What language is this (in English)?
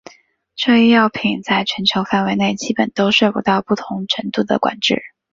Chinese